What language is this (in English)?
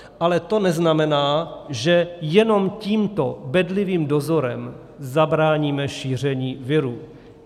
Czech